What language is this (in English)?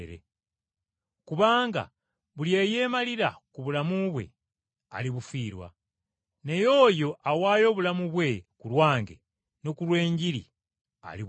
Ganda